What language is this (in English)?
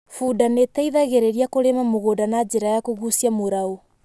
Kikuyu